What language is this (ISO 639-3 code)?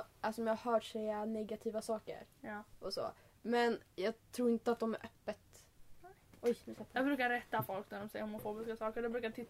swe